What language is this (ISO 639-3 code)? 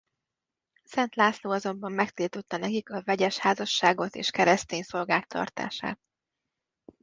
hun